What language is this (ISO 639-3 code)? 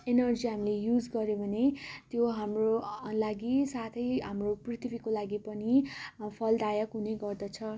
nep